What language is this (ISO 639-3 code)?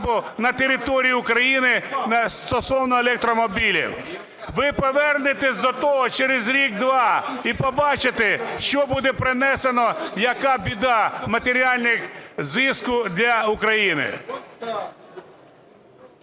ukr